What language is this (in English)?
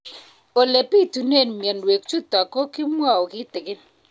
Kalenjin